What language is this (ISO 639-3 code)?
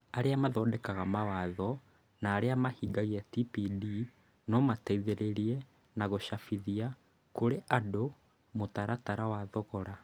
kik